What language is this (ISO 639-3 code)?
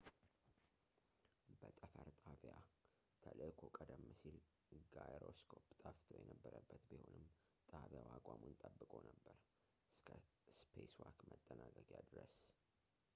amh